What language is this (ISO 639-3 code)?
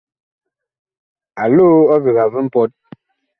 bkh